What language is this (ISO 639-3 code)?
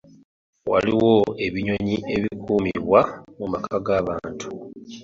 lug